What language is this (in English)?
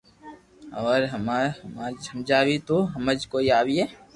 Loarki